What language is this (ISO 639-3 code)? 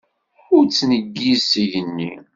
kab